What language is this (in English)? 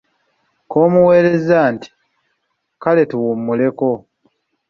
Ganda